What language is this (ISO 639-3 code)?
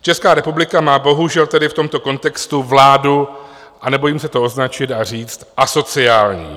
ces